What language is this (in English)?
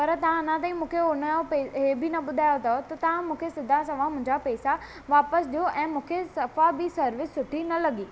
Sindhi